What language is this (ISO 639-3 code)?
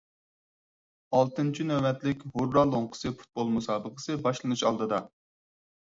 uig